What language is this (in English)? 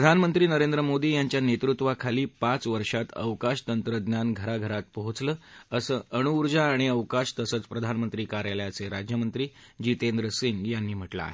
Marathi